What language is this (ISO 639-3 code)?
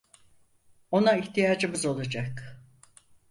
tur